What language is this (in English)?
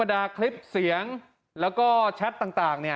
Thai